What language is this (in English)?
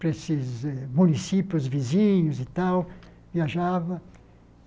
Portuguese